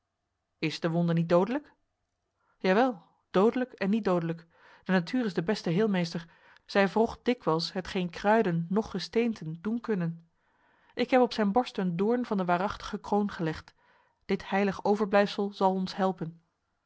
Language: Dutch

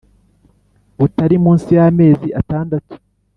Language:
Kinyarwanda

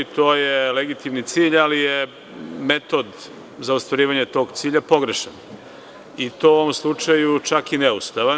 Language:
Serbian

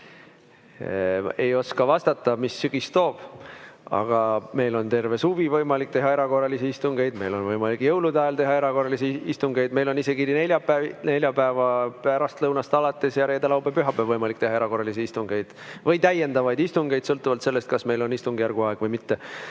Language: Estonian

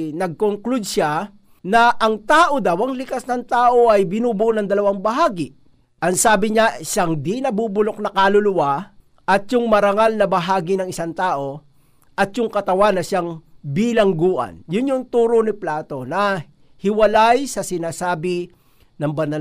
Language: Filipino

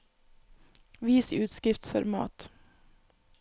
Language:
Norwegian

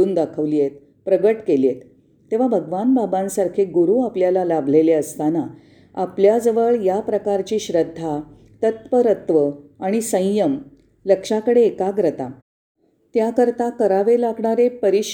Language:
Marathi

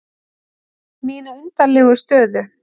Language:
Icelandic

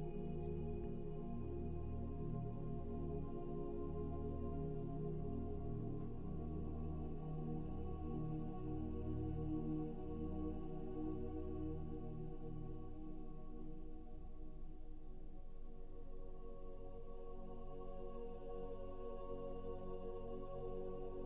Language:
French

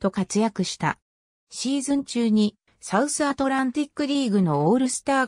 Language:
Japanese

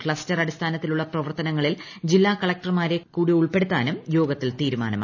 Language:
Malayalam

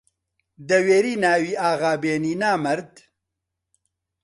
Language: Central Kurdish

